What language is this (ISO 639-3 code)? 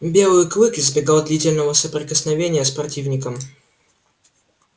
rus